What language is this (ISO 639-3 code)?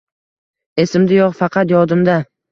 uzb